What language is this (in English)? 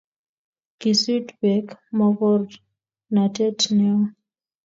Kalenjin